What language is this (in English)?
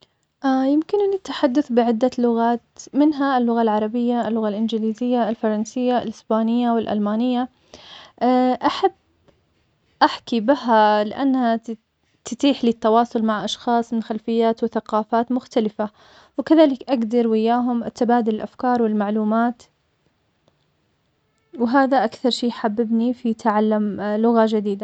Omani Arabic